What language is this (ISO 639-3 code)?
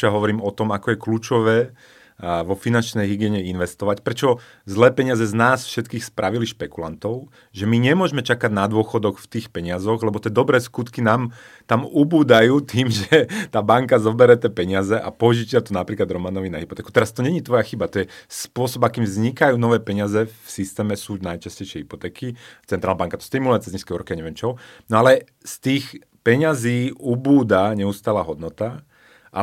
slk